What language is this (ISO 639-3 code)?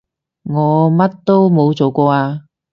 yue